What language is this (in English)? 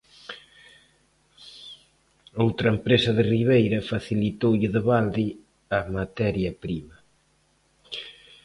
Galician